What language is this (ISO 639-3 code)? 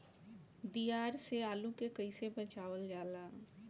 bho